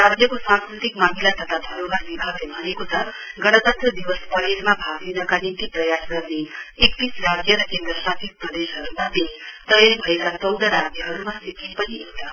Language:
Nepali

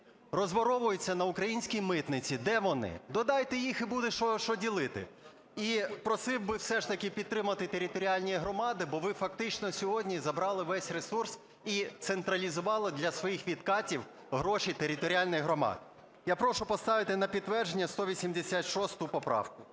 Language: Ukrainian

